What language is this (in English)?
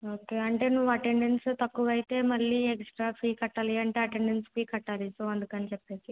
Telugu